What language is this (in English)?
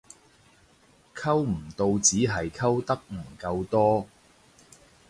Cantonese